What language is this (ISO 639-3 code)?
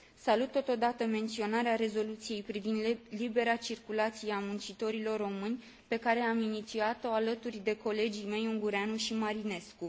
ron